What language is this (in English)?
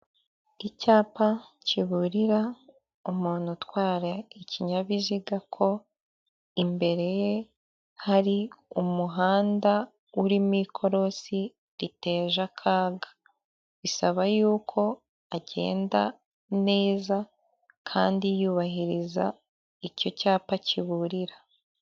Kinyarwanda